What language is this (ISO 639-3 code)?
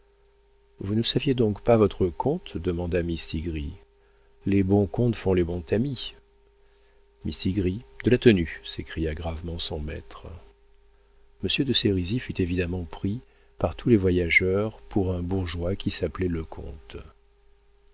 fra